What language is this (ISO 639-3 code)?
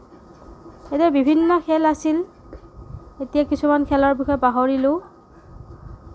asm